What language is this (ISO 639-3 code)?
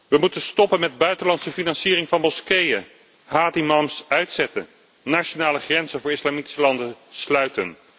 nld